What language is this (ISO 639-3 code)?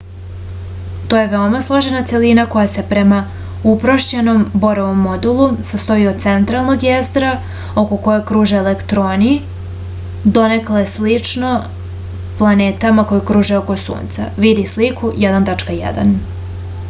srp